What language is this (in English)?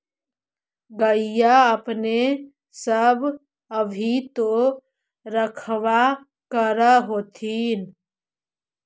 Magahi